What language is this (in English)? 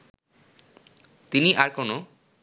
Bangla